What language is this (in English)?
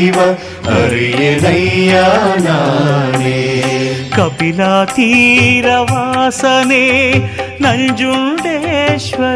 Kannada